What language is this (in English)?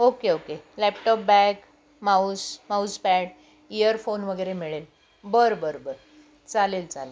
Marathi